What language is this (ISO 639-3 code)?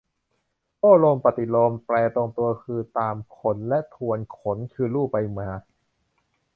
tha